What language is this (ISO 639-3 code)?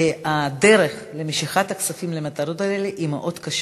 heb